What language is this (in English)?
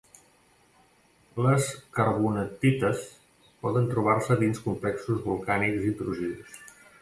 Catalan